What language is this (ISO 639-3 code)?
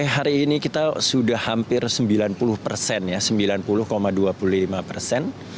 ind